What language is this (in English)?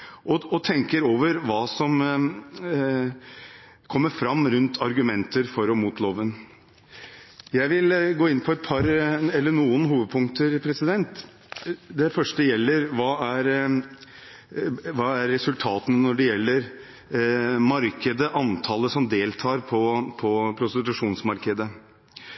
Norwegian Bokmål